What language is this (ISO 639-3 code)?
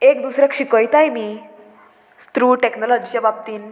kok